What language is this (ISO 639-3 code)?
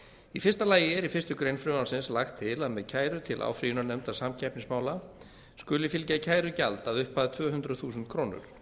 isl